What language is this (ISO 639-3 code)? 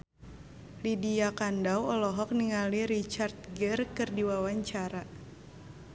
sun